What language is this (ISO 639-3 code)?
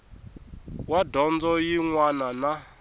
tso